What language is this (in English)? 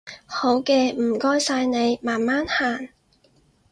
Cantonese